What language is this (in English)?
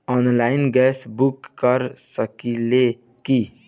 Bhojpuri